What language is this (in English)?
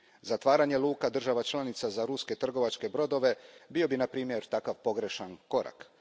Croatian